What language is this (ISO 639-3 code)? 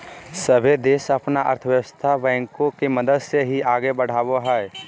mag